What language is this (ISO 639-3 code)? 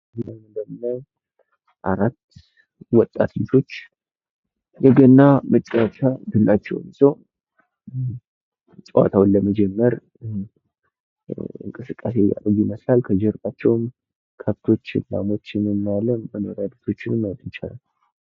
amh